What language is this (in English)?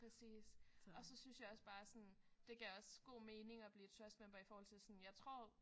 Danish